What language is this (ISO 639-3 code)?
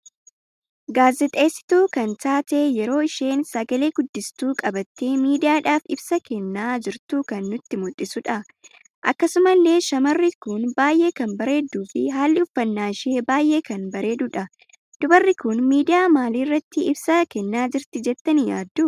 orm